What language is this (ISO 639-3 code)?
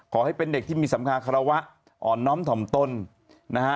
tha